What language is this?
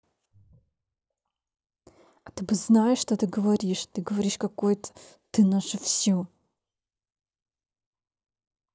Russian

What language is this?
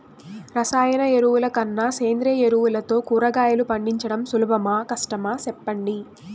Telugu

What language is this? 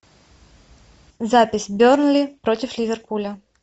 Russian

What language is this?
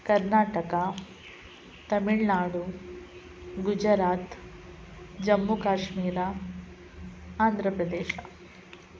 Kannada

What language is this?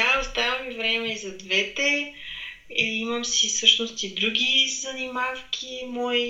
Bulgarian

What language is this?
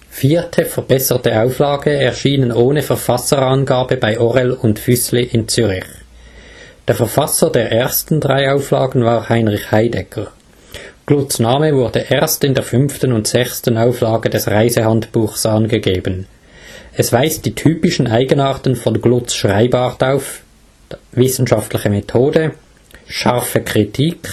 German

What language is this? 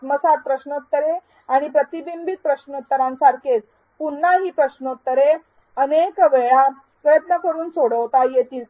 Marathi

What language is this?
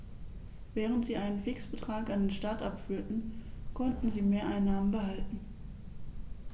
German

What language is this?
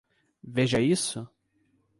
Portuguese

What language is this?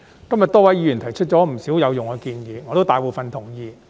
Cantonese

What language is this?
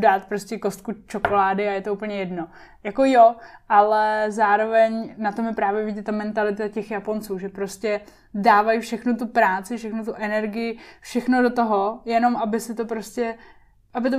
Czech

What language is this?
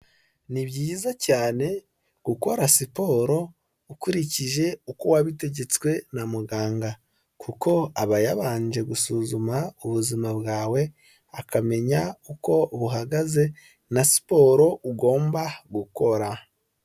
Kinyarwanda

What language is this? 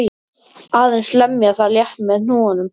Icelandic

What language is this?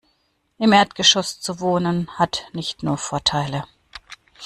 German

